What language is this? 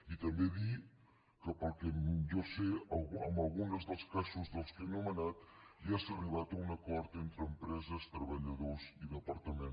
Catalan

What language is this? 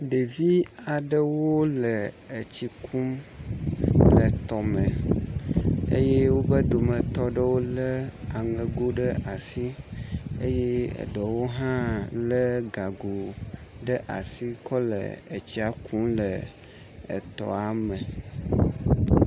Ewe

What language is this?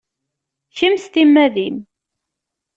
Kabyle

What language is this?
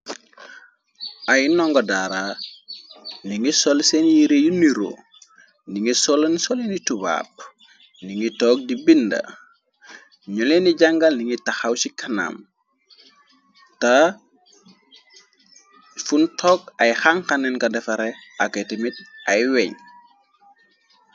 Wolof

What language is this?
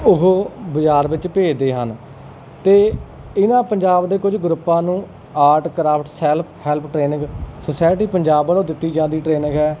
Punjabi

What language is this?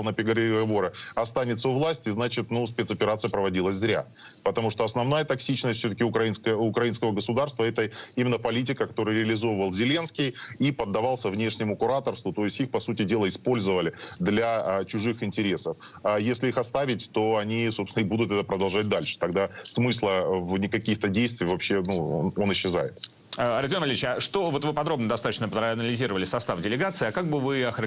Russian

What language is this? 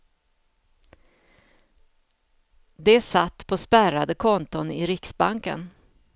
Swedish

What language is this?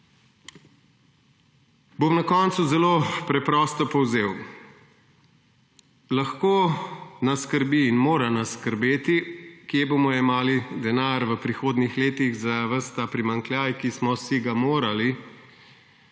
Slovenian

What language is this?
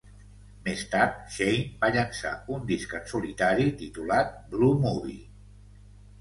Catalan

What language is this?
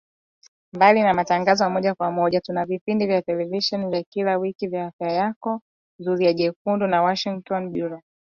Swahili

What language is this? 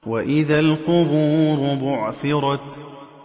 Arabic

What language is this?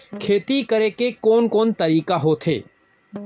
Chhattisgarhi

